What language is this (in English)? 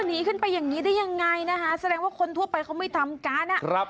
Thai